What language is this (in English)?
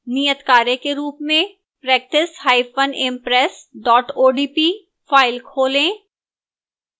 Hindi